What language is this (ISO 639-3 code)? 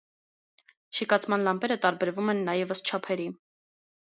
hye